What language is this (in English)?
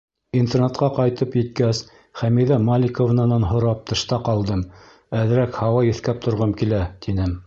Bashkir